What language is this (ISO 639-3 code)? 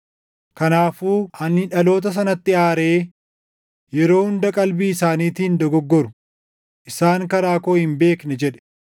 orm